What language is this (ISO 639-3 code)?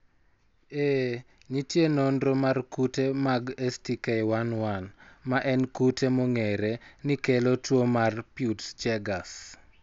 luo